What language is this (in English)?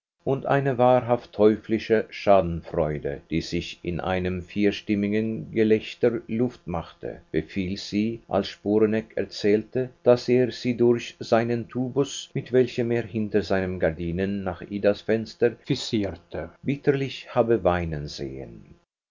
German